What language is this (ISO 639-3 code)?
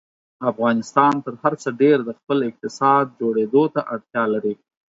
pus